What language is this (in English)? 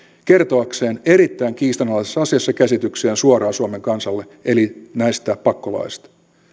Finnish